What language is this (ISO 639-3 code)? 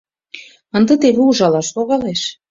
chm